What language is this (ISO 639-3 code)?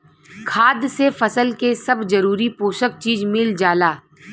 bho